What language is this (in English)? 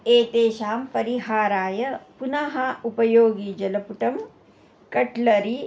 Sanskrit